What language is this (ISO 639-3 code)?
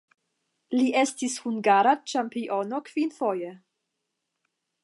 epo